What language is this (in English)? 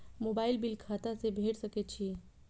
Maithili